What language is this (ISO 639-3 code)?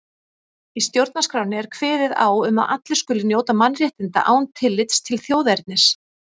isl